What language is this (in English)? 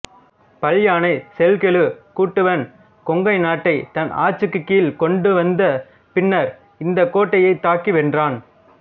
Tamil